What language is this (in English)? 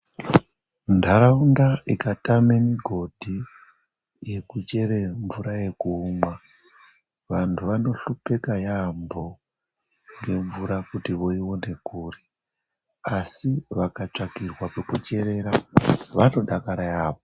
Ndau